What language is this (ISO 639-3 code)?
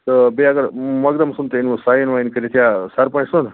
kas